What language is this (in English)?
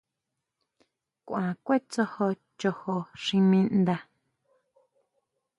Huautla Mazatec